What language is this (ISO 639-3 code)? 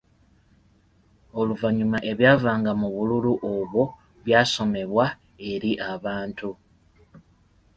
lug